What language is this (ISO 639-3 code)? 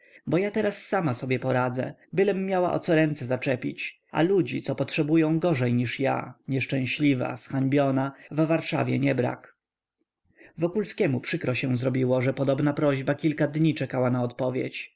pol